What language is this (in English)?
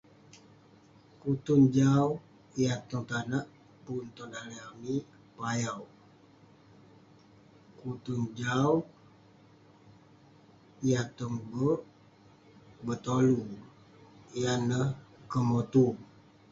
Western Penan